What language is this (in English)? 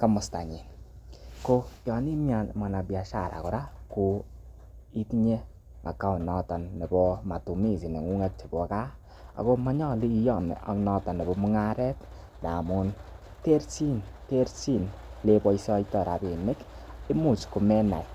Kalenjin